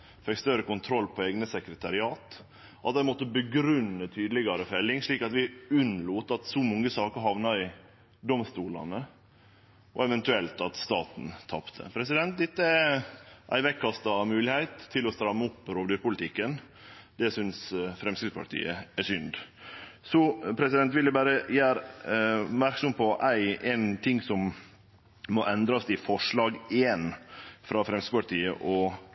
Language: Norwegian Nynorsk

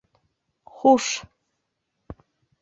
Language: Bashkir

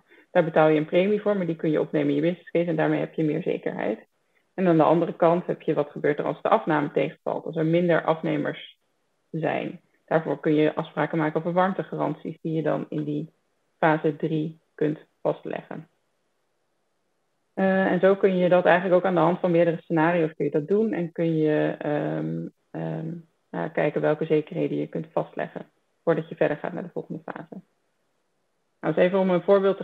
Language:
Dutch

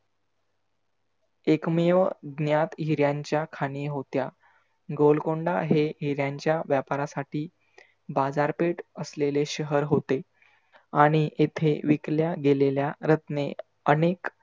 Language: Marathi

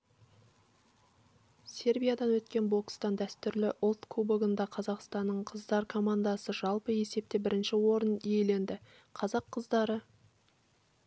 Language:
Kazakh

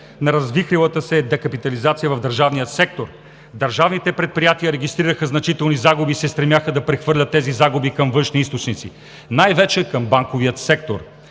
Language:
Bulgarian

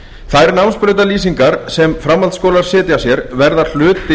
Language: Icelandic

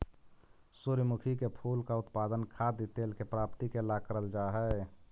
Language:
Magahi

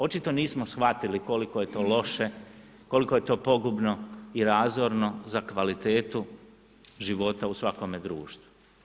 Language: Croatian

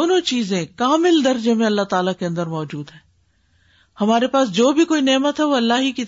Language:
Urdu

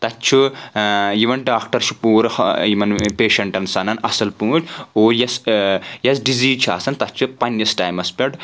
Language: Kashmiri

